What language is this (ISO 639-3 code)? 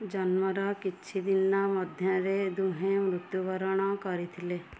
ori